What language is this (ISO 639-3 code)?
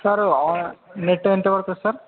tel